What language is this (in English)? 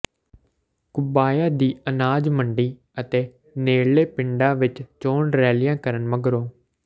Punjabi